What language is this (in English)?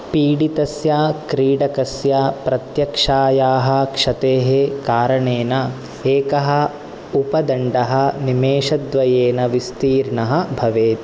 Sanskrit